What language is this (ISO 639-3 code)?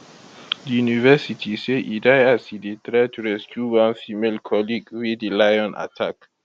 pcm